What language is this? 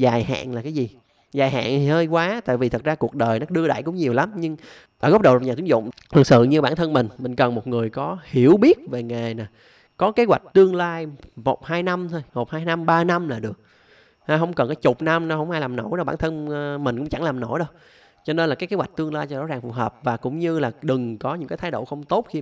Vietnamese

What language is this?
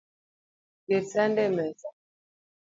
Luo (Kenya and Tanzania)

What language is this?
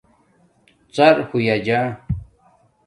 Domaaki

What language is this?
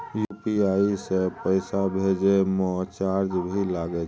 Maithili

